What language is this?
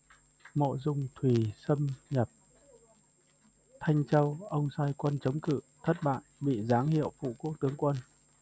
Vietnamese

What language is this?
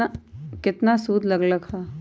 Magahi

